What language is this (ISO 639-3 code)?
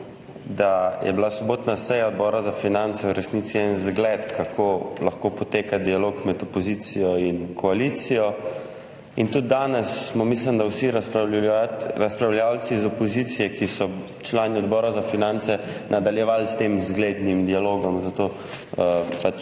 slv